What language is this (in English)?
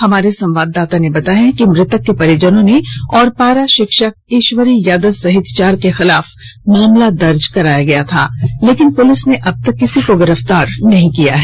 Hindi